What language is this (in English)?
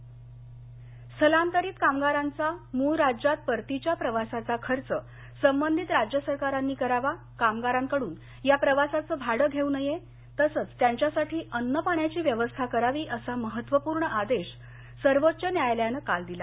Marathi